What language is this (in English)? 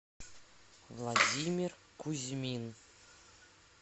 Russian